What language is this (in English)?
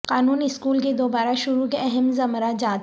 Urdu